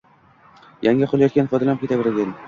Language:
Uzbek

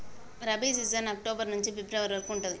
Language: Telugu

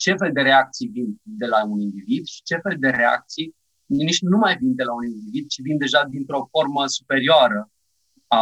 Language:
Romanian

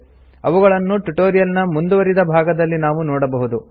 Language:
Kannada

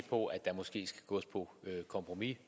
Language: Danish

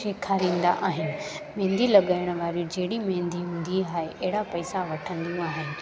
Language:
Sindhi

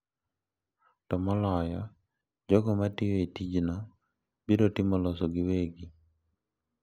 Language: Luo (Kenya and Tanzania)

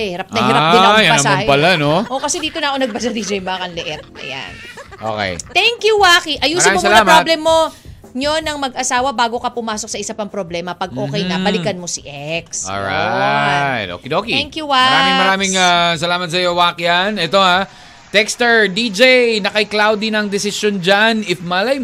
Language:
Filipino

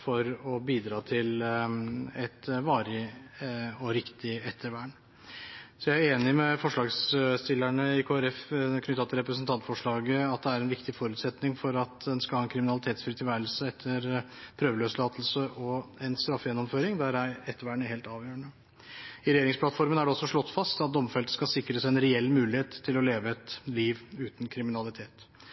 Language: Norwegian Bokmål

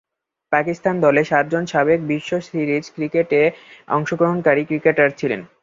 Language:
Bangla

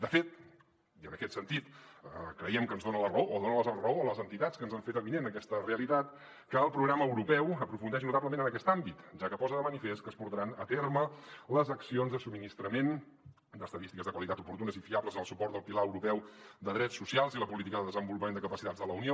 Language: Catalan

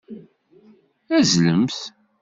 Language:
Kabyle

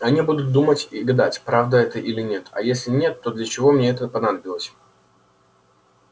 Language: Russian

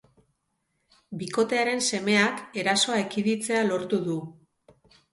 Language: Basque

